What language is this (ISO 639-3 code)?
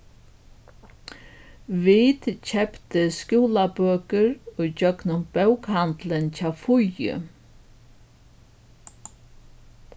fao